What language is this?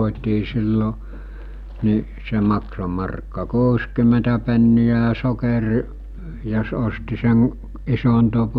Finnish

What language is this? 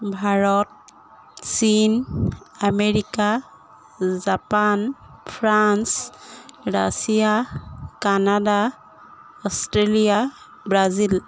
Assamese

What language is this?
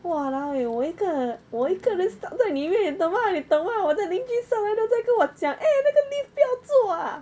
English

